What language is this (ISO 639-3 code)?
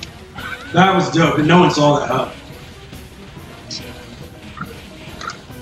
eng